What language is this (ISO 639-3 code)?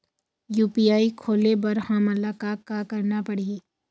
hne